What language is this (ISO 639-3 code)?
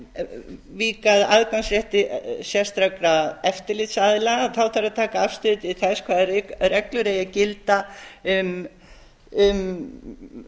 isl